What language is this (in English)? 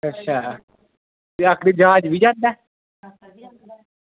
Dogri